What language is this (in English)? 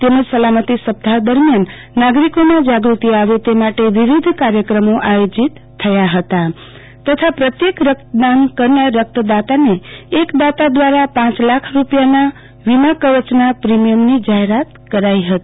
Gujarati